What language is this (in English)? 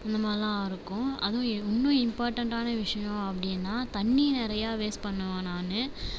Tamil